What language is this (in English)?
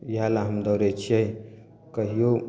Maithili